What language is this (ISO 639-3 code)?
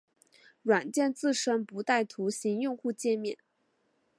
zho